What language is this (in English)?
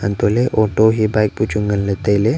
Wancho Naga